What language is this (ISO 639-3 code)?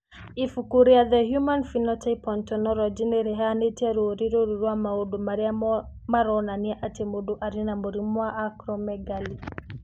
kik